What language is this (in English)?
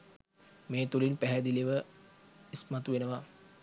Sinhala